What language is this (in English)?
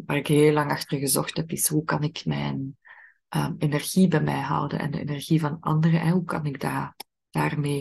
Dutch